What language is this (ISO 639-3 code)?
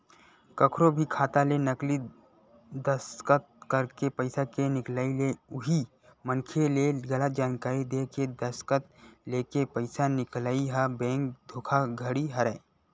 hne